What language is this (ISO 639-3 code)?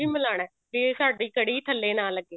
pan